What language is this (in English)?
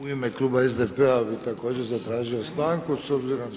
Croatian